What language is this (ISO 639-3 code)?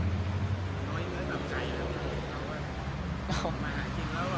tha